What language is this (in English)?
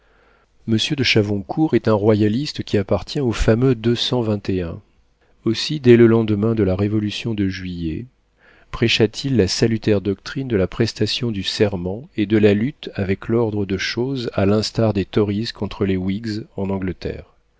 French